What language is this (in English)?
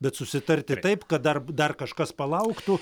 Lithuanian